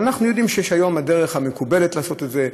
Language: Hebrew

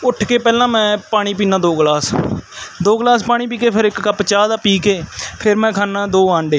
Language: Punjabi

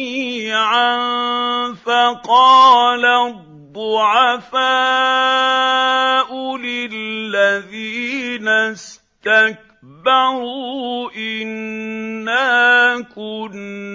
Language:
Arabic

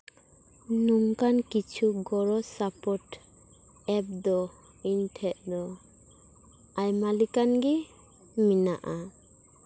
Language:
Santali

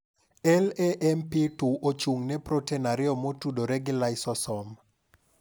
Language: Luo (Kenya and Tanzania)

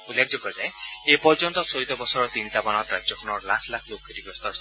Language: Assamese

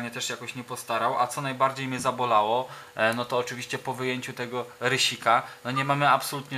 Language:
Polish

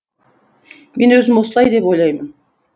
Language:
Kazakh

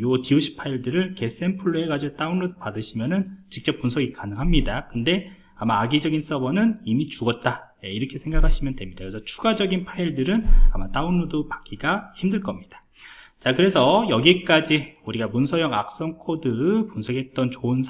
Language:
Korean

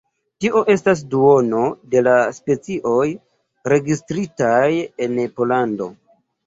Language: Esperanto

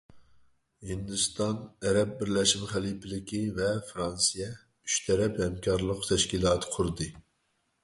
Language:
Uyghur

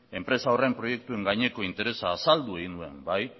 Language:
Basque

